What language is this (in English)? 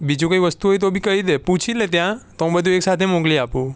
Gujarati